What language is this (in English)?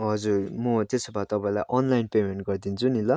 Nepali